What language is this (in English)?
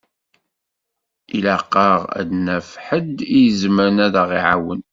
Kabyle